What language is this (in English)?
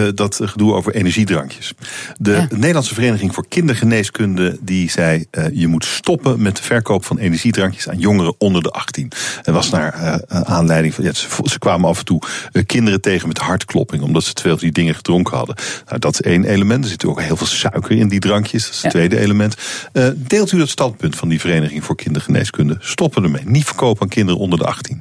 Dutch